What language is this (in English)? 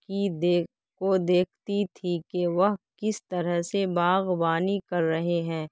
Urdu